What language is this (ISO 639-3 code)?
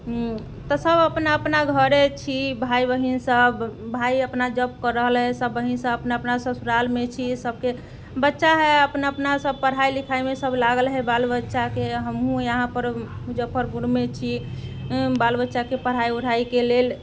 mai